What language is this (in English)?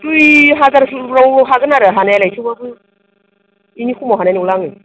Bodo